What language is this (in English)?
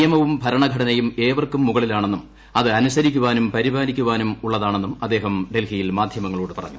Malayalam